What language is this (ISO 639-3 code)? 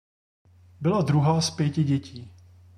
ces